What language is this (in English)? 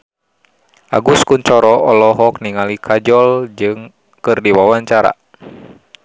Sundanese